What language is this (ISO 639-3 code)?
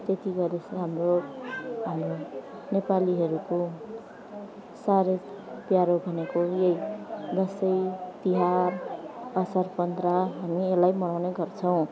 nep